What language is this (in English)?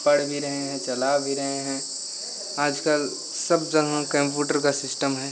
Hindi